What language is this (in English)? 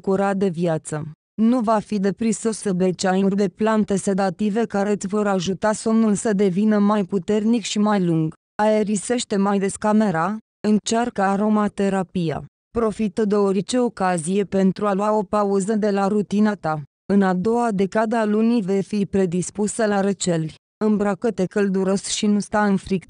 Romanian